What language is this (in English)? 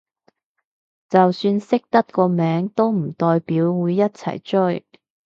Cantonese